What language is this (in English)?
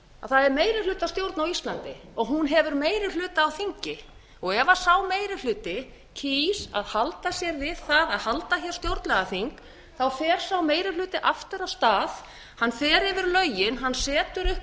Icelandic